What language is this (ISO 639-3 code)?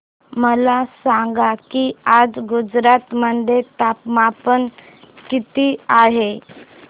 mar